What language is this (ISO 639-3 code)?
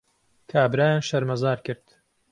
ckb